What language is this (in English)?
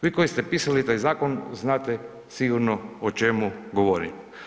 Croatian